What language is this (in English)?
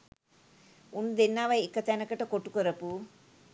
Sinhala